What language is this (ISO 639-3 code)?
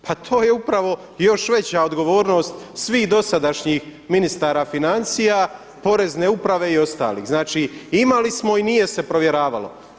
hrv